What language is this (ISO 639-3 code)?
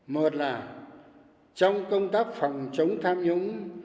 vie